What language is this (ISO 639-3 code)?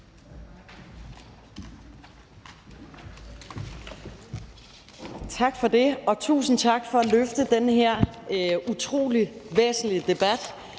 dan